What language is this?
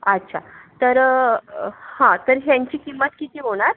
Marathi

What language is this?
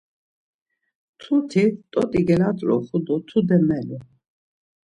Laz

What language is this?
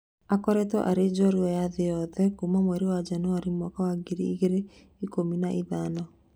Kikuyu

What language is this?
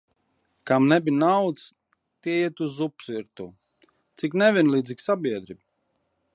Latvian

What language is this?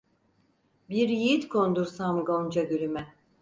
Turkish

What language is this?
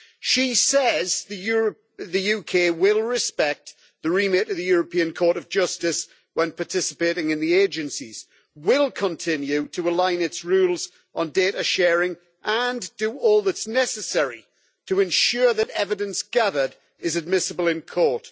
English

